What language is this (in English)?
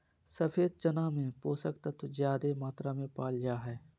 Magahi